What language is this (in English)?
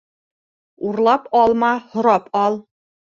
Bashkir